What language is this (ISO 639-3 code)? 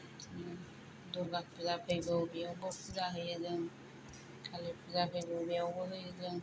brx